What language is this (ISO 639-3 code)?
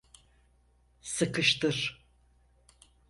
tur